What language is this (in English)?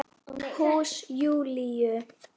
Icelandic